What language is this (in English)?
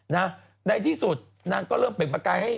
Thai